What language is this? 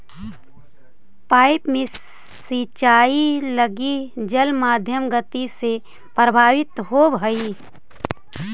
Magahi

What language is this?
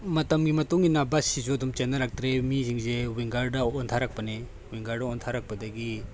Manipuri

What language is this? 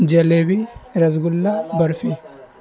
Urdu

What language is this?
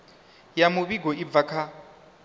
Venda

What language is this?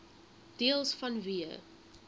Afrikaans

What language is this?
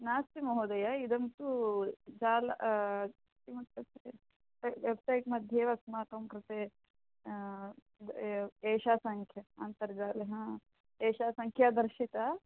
Sanskrit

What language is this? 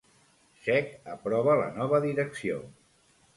Catalan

